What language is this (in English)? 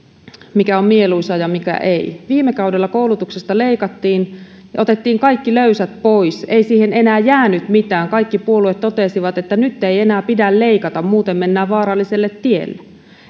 Finnish